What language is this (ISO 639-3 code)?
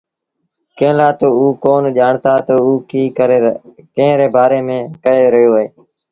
sbn